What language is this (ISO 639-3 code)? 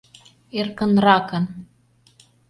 chm